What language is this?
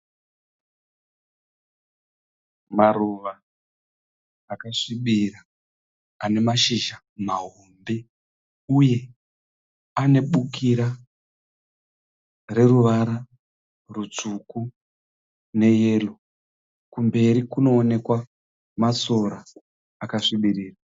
Shona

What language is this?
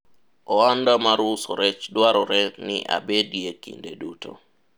Luo (Kenya and Tanzania)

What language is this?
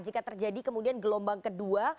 Indonesian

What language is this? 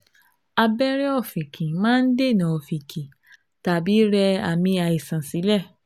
Yoruba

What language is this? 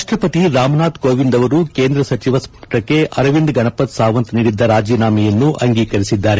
Kannada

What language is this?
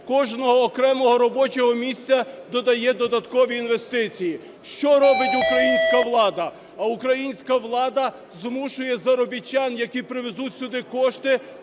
Ukrainian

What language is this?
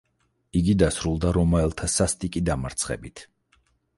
Georgian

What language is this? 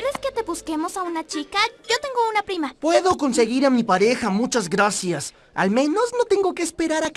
Spanish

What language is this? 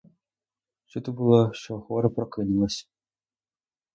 Ukrainian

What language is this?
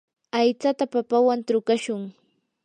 Yanahuanca Pasco Quechua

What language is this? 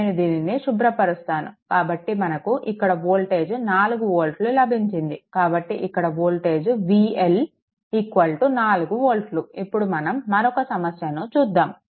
Telugu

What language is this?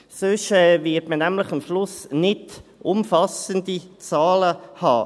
Swiss German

